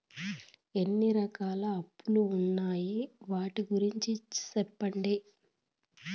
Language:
Telugu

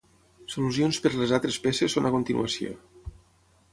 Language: Catalan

